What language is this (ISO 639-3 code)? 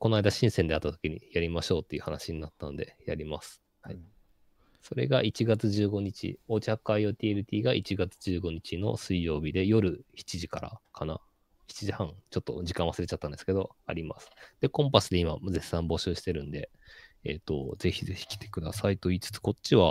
jpn